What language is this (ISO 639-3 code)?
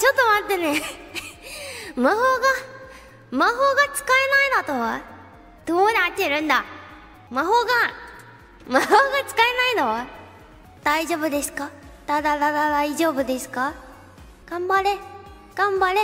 jpn